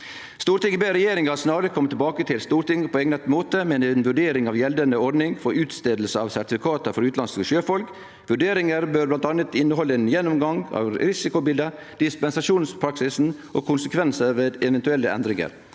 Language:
Norwegian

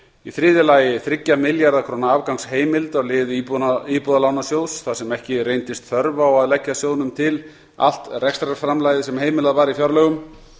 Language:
Icelandic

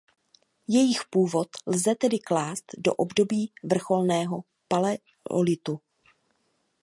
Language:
Czech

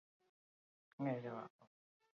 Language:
Basque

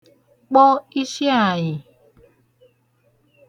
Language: Igbo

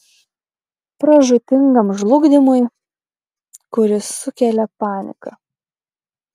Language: Lithuanian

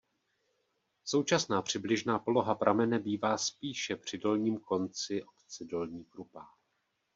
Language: Czech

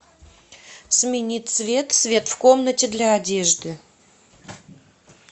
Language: Russian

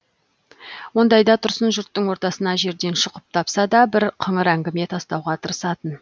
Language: Kazakh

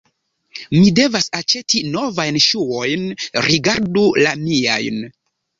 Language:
Esperanto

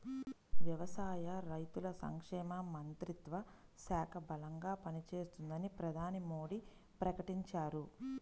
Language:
Telugu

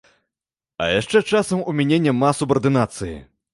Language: Belarusian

